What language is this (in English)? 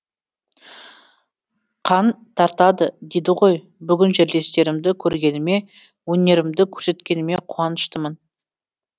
Kazakh